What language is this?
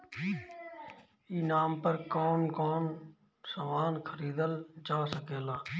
Bhojpuri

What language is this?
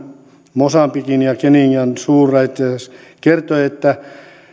Finnish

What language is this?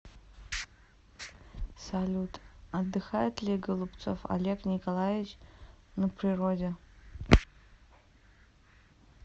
Russian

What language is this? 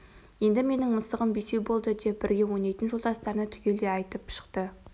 Kazakh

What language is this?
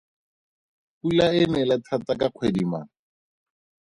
Tswana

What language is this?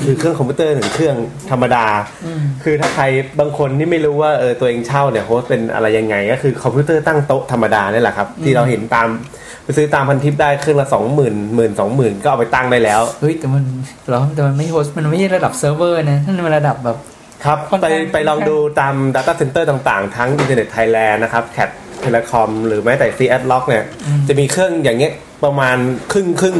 Thai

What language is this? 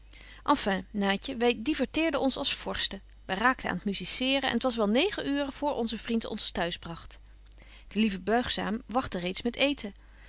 Dutch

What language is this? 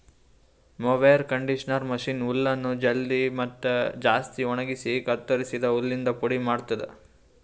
Kannada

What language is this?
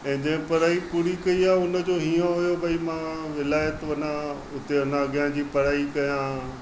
Sindhi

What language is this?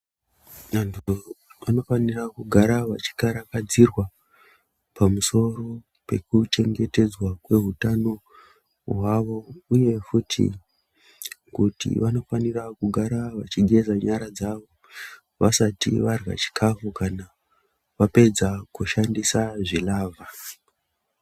Ndau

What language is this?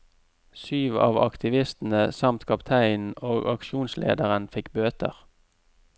Norwegian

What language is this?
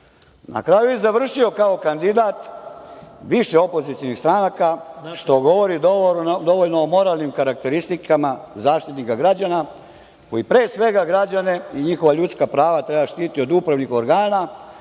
Serbian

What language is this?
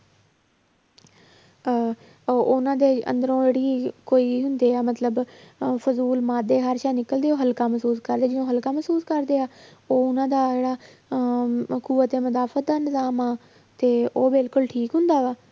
Punjabi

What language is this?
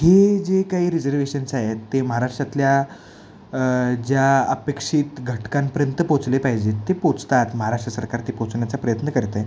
Marathi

